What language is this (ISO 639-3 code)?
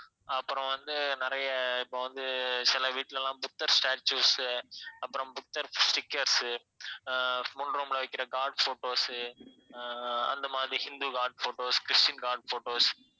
tam